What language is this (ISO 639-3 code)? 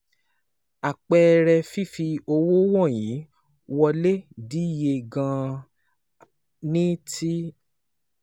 yor